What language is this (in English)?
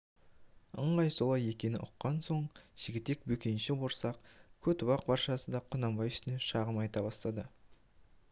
Kazakh